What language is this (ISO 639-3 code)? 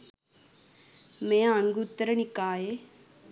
sin